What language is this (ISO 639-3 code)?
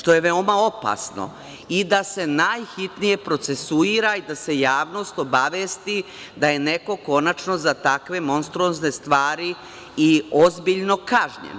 srp